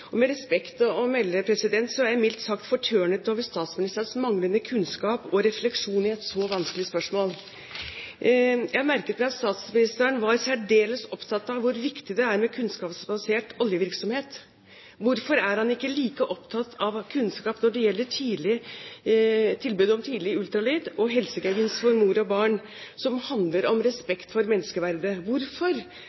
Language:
Norwegian Bokmål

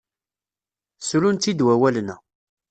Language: Kabyle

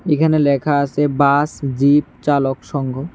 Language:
Bangla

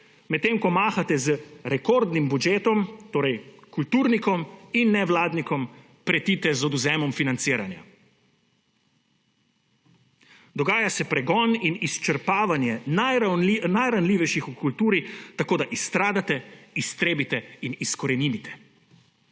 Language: Slovenian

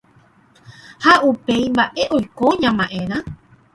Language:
Guarani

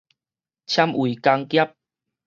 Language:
Min Nan Chinese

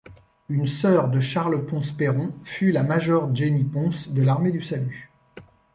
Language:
French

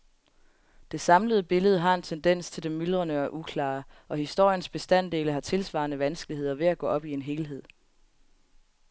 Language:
Danish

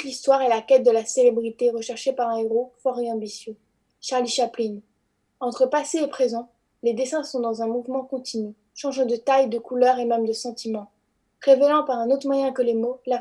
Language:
French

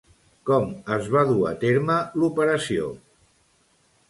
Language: Catalan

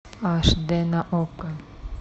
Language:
Russian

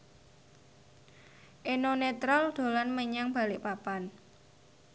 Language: Javanese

